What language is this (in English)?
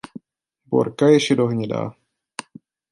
Czech